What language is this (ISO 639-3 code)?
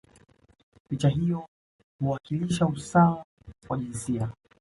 swa